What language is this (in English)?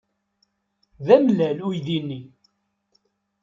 Kabyle